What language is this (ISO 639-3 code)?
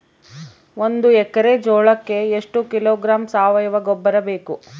kan